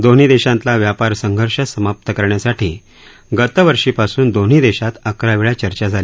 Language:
Marathi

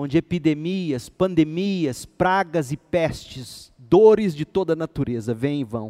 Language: Portuguese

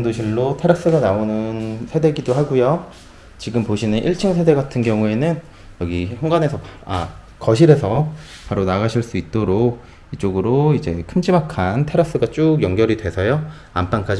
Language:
Korean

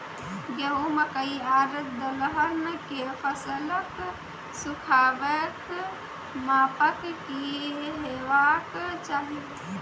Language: Maithili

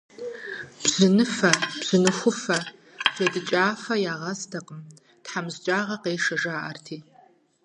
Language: Kabardian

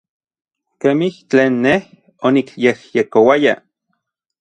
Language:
Orizaba Nahuatl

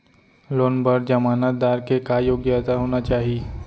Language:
Chhattisgarhi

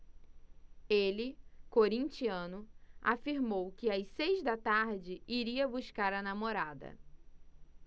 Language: Portuguese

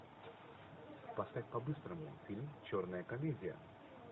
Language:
Russian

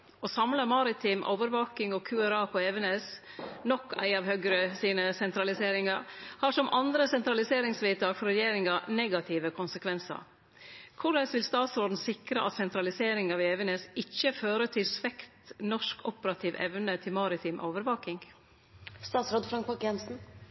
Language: Norwegian Nynorsk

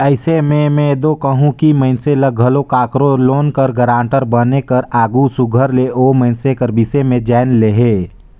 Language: Chhattisgarhi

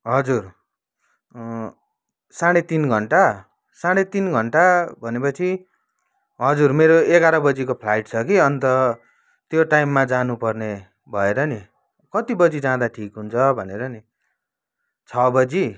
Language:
Nepali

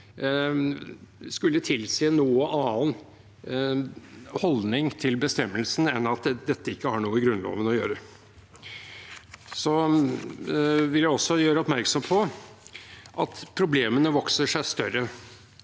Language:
Norwegian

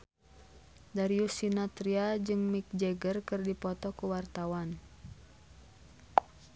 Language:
Sundanese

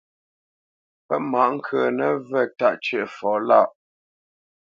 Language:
Bamenyam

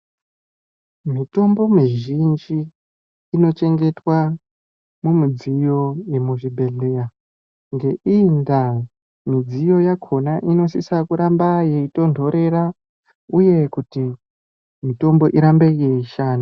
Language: Ndau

